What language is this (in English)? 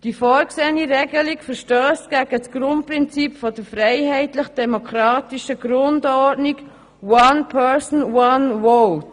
Swiss German